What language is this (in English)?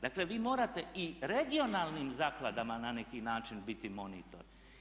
Croatian